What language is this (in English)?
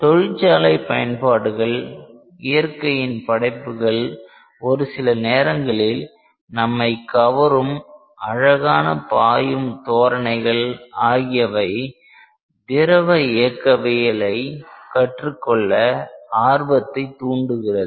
Tamil